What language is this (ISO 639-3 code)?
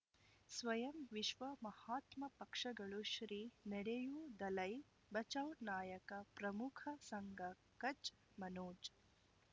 kan